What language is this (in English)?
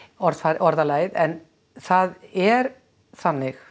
Icelandic